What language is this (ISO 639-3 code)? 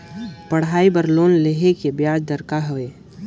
hne